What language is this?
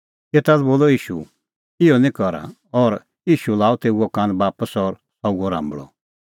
Kullu Pahari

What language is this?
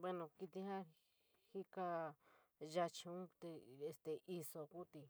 San Miguel El Grande Mixtec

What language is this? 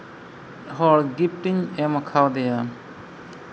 Santali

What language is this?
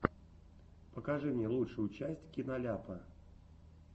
Russian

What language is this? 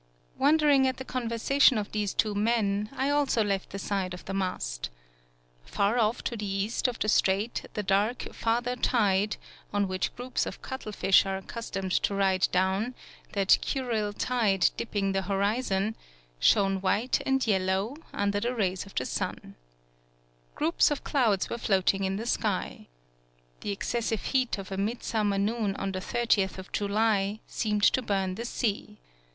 English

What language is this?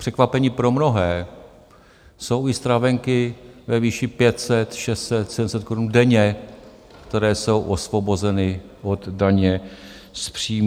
Czech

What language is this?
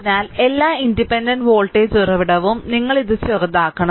Malayalam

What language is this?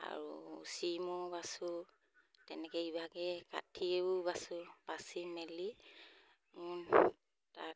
Assamese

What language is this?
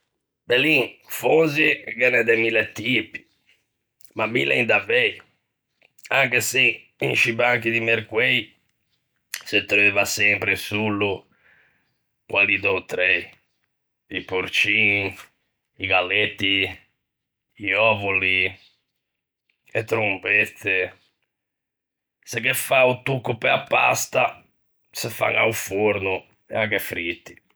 Ligurian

